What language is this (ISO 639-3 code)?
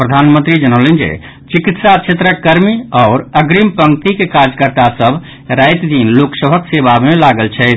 mai